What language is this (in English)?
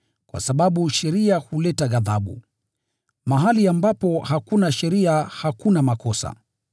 Swahili